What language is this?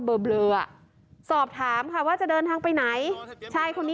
Thai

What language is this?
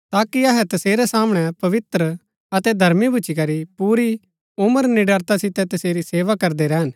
Gaddi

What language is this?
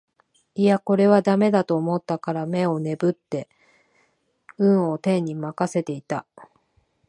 Japanese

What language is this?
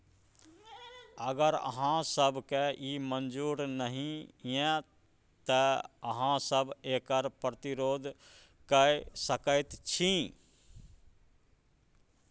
Maithili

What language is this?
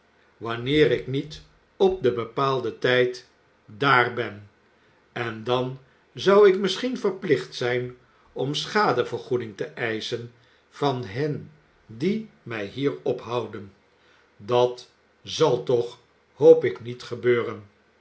Dutch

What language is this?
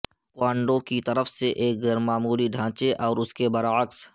Urdu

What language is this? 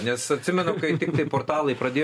Lithuanian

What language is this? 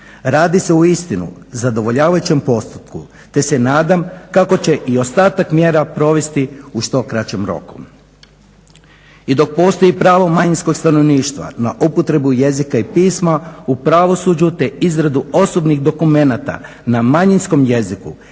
Croatian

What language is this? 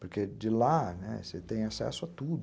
Portuguese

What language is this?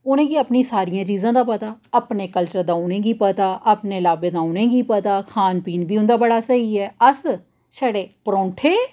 Dogri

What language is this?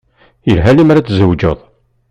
Kabyle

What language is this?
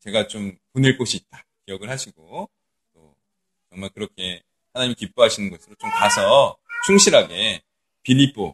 Korean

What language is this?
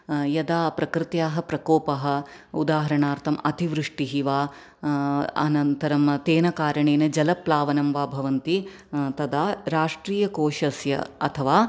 Sanskrit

